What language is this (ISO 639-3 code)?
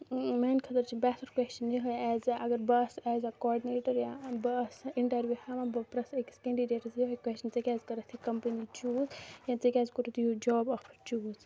kas